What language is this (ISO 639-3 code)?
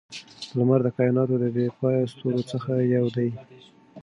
pus